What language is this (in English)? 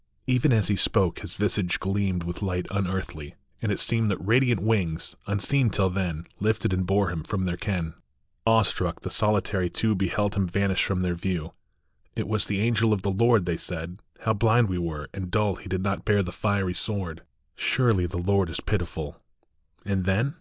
English